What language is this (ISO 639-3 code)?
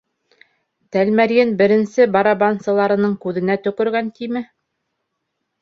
bak